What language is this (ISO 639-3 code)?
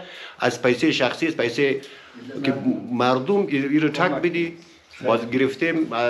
fas